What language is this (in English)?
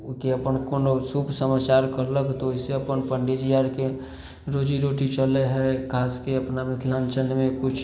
Maithili